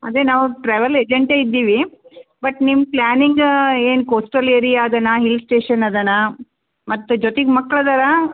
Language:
Kannada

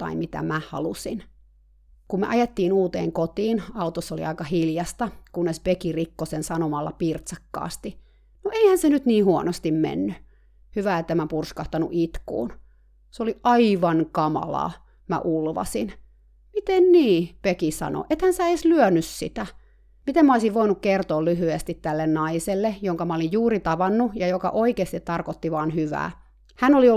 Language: Finnish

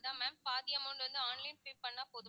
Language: Tamil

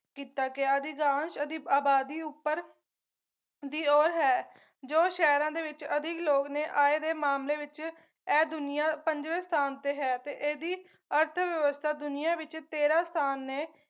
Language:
Punjabi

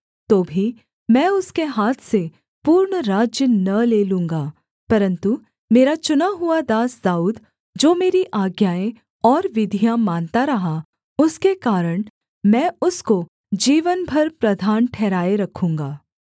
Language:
Hindi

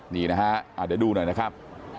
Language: Thai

